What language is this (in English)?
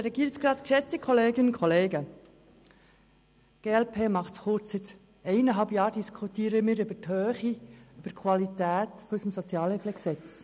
Swiss German